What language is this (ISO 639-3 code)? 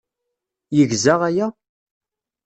kab